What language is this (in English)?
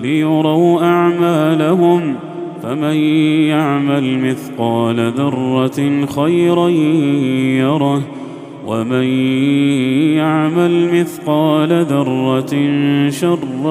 Arabic